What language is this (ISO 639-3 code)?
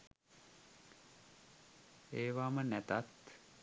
sin